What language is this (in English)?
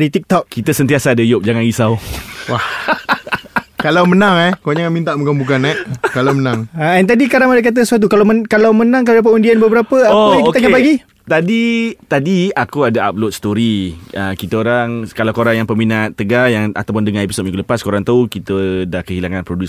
Malay